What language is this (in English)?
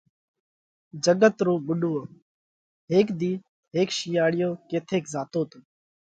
Parkari Koli